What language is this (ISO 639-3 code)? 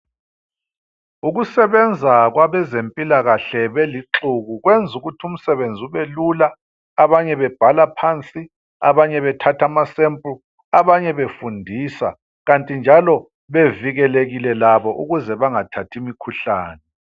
nde